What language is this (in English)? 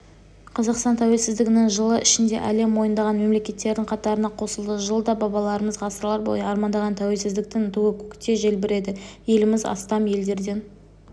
Kazakh